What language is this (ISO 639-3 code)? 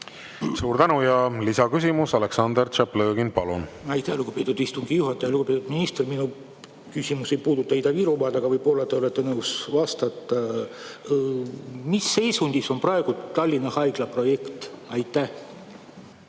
est